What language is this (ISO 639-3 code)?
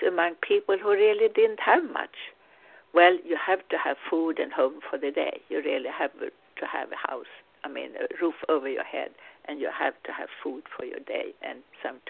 eng